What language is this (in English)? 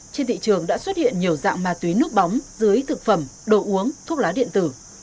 Vietnamese